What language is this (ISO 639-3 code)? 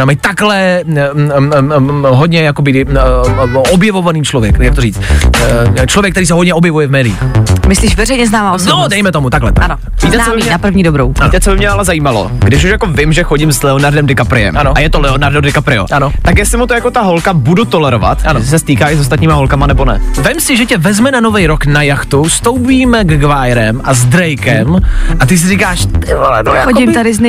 ces